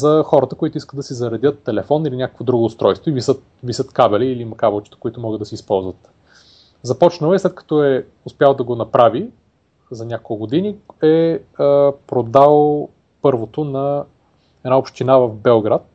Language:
Bulgarian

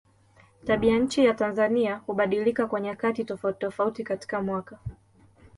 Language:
Swahili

